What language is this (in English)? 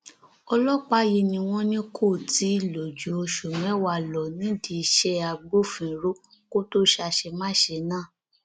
Yoruba